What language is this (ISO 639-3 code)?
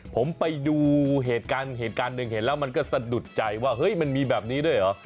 tha